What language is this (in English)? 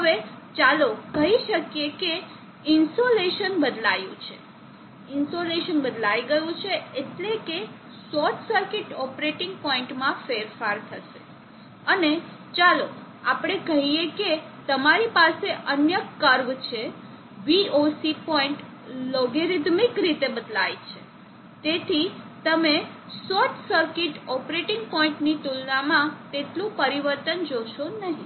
Gujarati